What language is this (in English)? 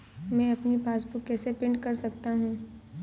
Hindi